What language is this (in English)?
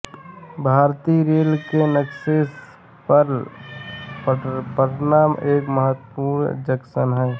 Hindi